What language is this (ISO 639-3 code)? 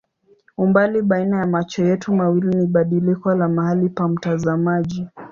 swa